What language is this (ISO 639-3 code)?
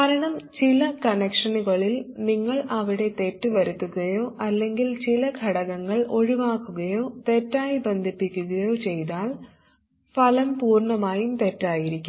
mal